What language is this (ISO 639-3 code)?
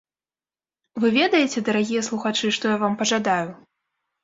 bel